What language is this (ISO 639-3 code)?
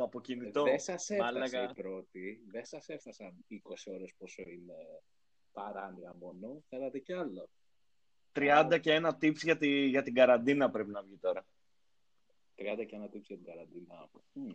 ell